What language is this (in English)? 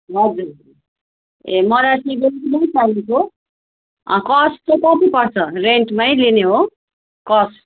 Nepali